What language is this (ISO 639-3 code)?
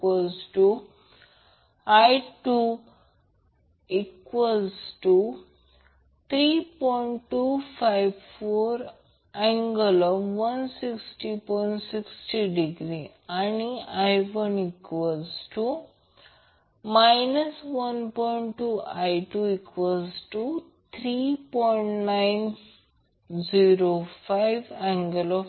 mar